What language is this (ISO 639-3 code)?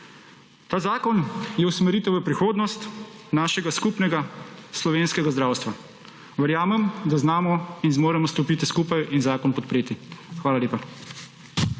slv